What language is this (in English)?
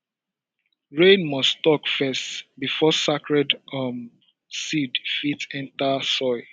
Nigerian Pidgin